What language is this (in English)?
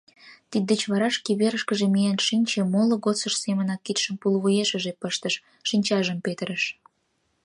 Mari